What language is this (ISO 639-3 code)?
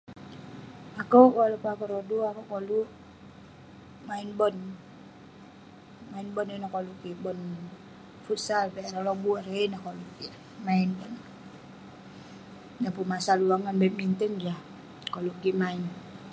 pne